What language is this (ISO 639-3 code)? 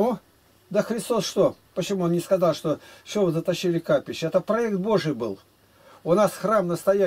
rus